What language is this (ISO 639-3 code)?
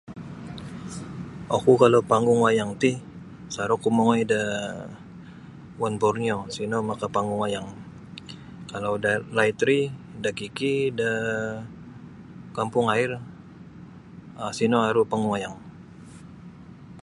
bsy